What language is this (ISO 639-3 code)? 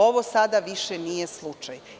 srp